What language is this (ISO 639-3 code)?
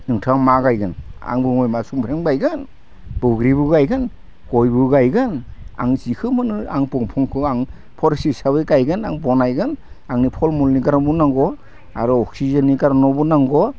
brx